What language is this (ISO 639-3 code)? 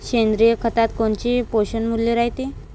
mar